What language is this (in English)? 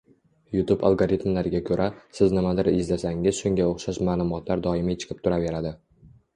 Uzbek